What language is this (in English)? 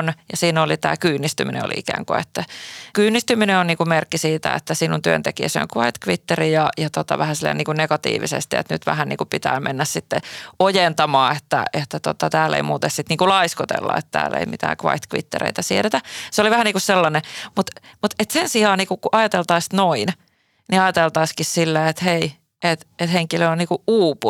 Finnish